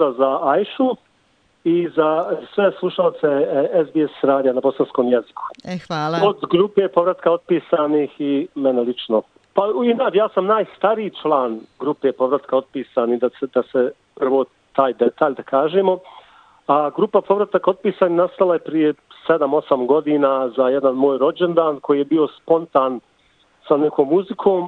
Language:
Croatian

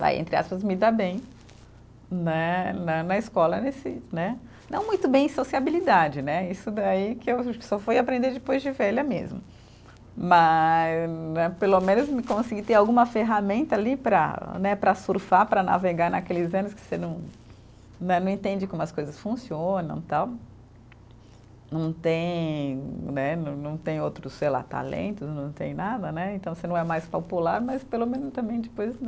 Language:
Portuguese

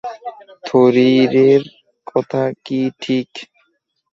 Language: Bangla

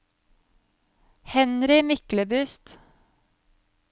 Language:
Norwegian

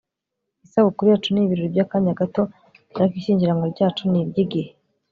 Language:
Kinyarwanda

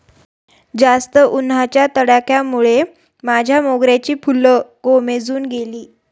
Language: Marathi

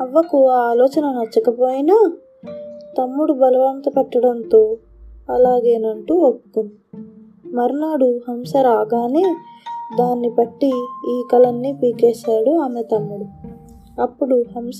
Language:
Telugu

